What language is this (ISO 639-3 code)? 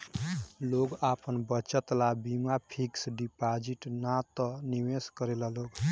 bho